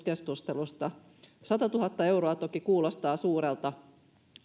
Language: Finnish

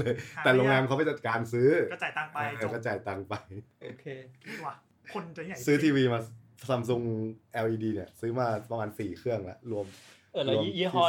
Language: Thai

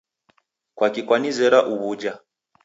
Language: Taita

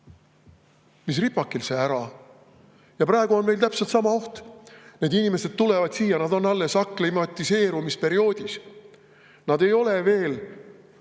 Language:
Estonian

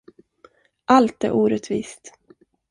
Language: Swedish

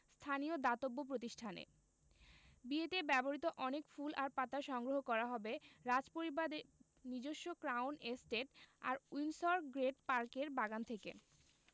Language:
Bangla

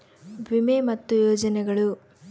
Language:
Kannada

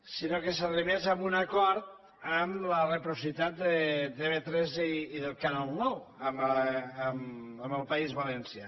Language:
Catalan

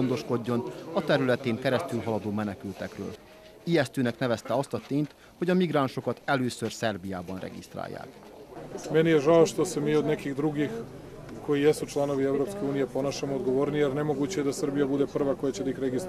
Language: Hungarian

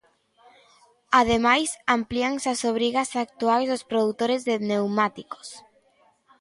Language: Galician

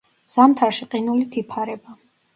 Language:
Georgian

